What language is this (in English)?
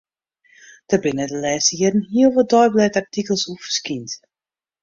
Western Frisian